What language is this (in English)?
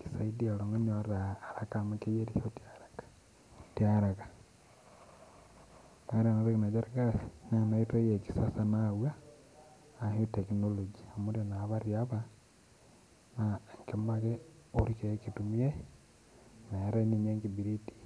Masai